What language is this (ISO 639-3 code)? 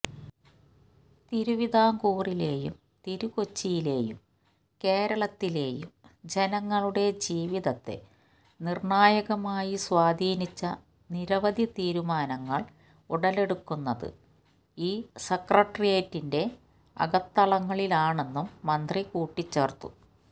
mal